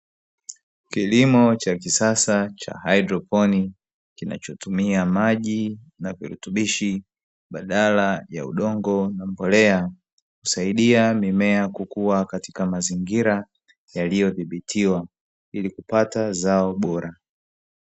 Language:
Swahili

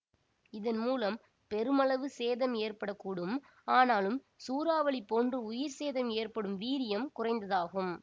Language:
Tamil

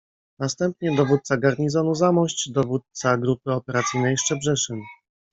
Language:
Polish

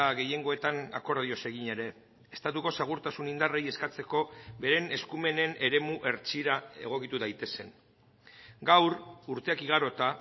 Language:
Basque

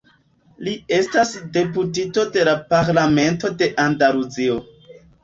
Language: Esperanto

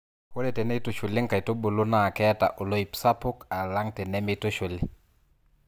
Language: Masai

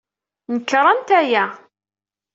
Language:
Kabyle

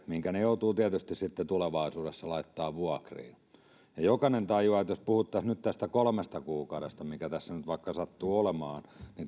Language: Finnish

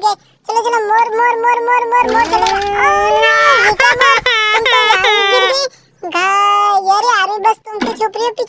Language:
Turkish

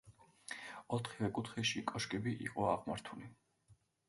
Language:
Georgian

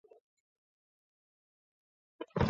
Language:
Swahili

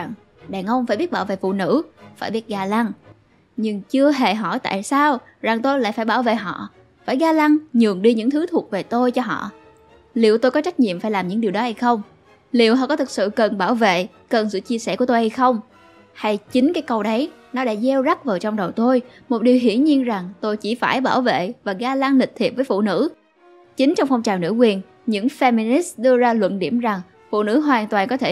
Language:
Vietnamese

